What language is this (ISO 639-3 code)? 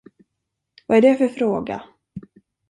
swe